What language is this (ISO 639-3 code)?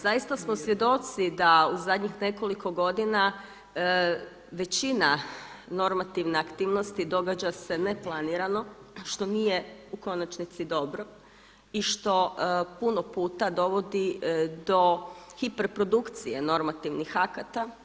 hrv